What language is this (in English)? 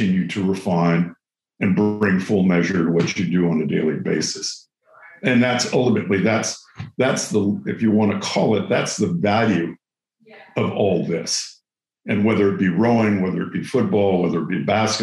English